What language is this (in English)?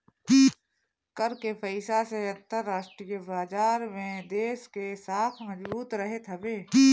Bhojpuri